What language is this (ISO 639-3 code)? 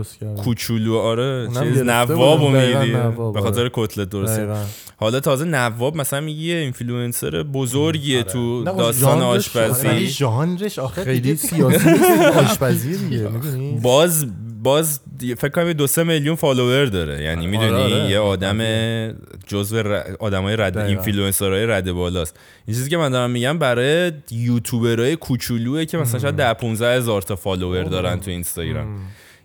fas